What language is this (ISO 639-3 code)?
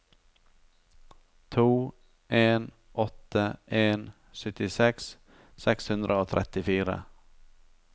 nor